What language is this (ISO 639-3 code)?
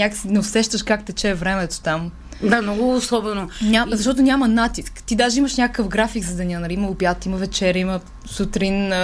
bul